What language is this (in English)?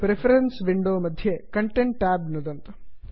Sanskrit